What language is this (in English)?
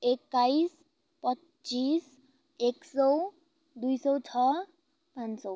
Nepali